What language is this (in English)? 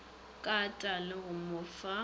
Northern Sotho